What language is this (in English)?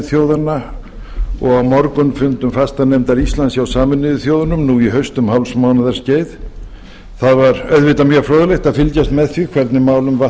Icelandic